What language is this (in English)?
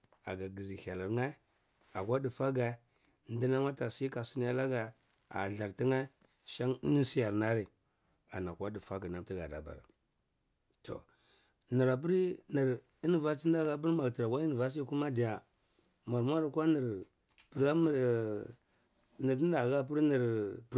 Cibak